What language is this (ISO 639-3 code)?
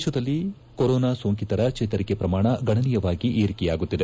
kan